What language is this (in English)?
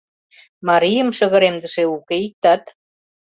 Mari